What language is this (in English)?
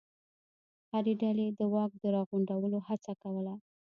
Pashto